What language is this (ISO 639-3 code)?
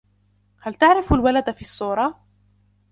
ara